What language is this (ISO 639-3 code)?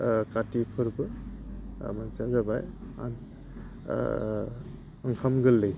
brx